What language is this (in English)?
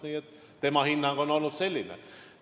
Estonian